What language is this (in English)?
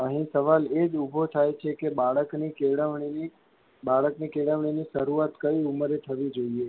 Gujarati